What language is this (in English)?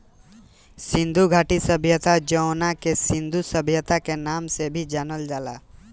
Bhojpuri